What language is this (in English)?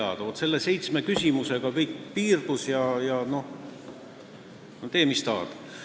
Estonian